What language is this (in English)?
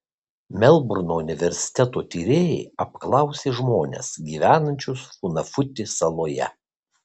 Lithuanian